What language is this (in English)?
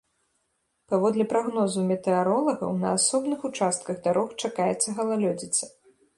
Belarusian